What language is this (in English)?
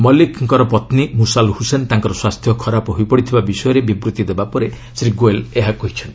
Odia